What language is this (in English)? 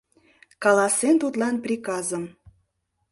Mari